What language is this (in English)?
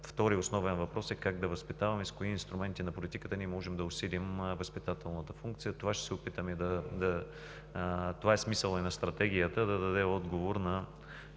Bulgarian